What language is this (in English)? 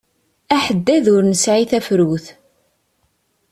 Kabyle